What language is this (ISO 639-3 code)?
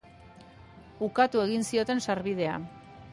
eus